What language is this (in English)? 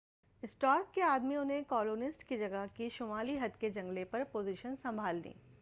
Urdu